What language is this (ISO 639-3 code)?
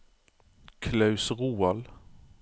nor